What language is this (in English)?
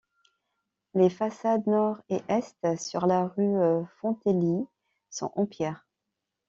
French